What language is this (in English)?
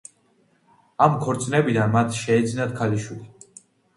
Georgian